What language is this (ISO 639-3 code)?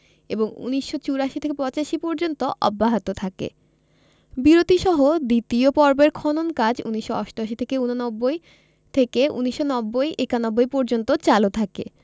ben